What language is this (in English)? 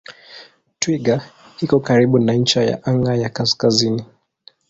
Swahili